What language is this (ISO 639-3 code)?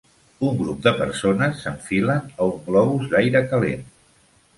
cat